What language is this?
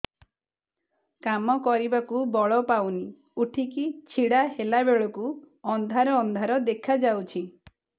Odia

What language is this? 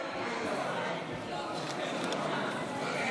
Hebrew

